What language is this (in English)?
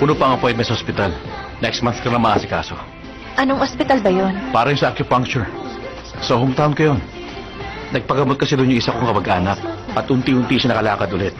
Filipino